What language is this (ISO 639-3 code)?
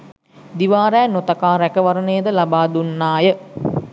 sin